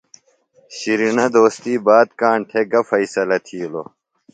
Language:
Phalura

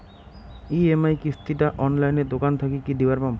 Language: Bangla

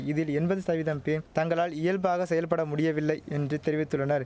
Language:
Tamil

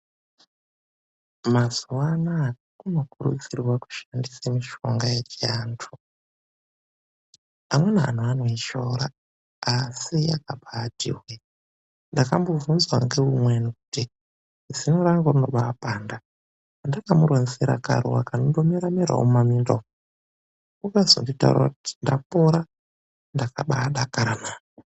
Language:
Ndau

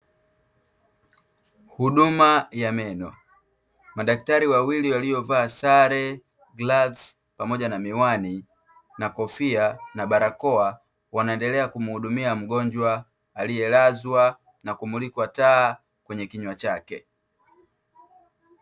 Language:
Swahili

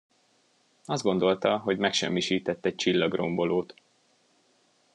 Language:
Hungarian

